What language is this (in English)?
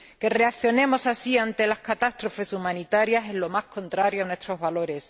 Spanish